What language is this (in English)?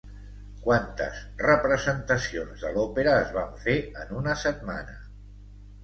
Catalan